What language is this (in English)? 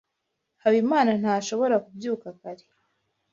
Kinyarwanda